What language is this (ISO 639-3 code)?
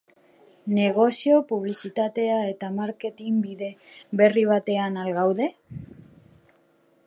eus